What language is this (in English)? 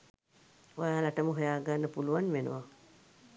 Sinhala